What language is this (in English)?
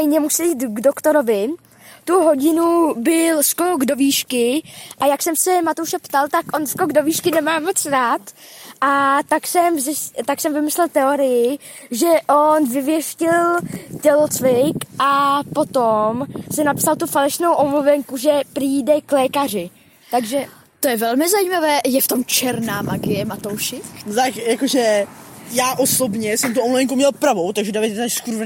Czech